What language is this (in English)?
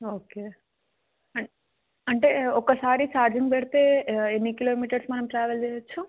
Telugu